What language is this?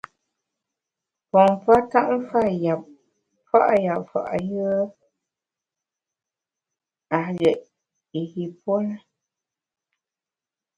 Bamun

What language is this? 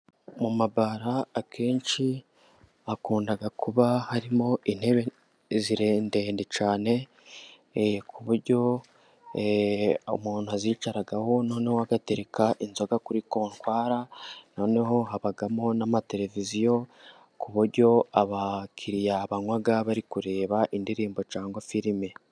Kinyarwanda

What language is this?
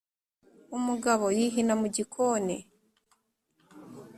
Kinyarwanda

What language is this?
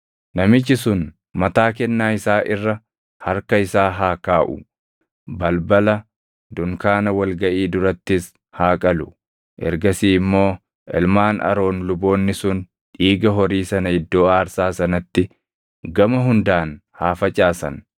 Oromo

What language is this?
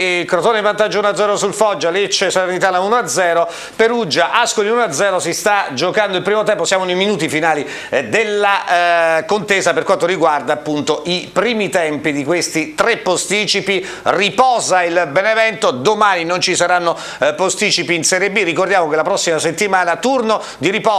Italian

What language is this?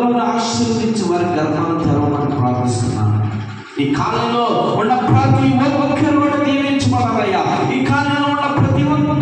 Indonesian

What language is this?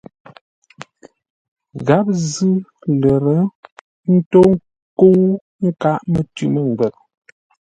Ngombale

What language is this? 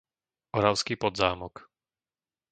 Slovak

